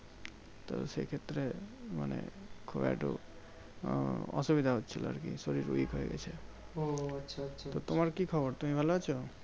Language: Bangla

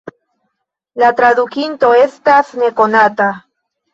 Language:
Esperanto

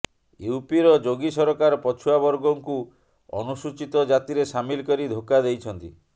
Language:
Odia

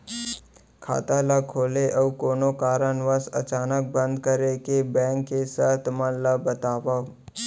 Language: Chhattisgarhi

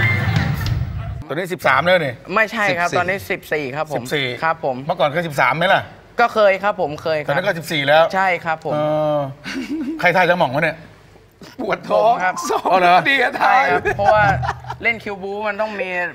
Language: Thai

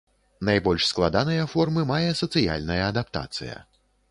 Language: Belarusian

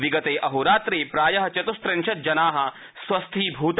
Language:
Sanskrit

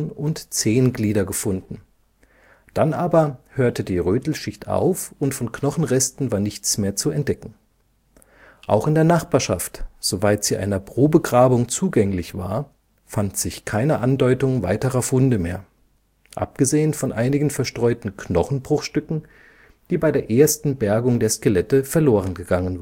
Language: German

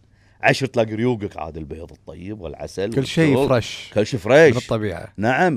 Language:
Arabic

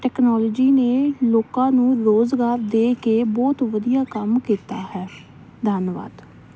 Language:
Punjabi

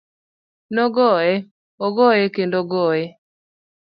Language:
Luo (Kenya and Tanzania)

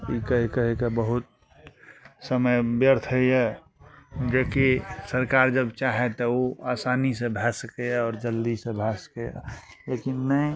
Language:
Maithili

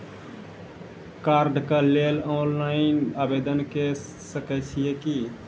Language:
Maithili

